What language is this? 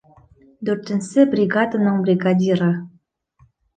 Bashkir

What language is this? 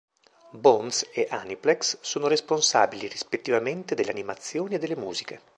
Italian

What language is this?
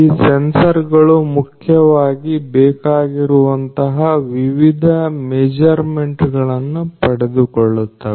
Kannada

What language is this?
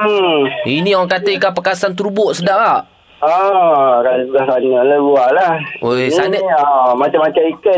Malay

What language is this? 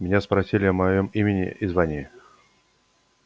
Russian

